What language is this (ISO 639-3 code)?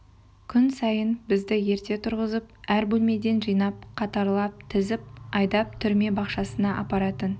kaz